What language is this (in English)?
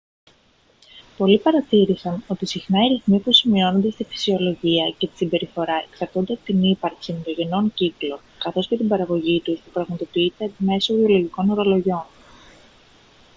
Greek